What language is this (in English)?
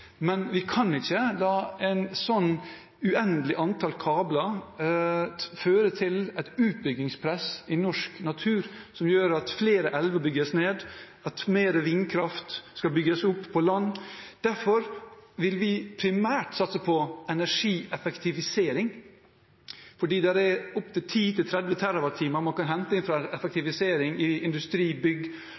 Norwegian Bokmål